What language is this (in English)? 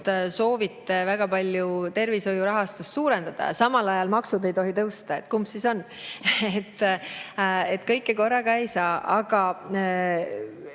Estonian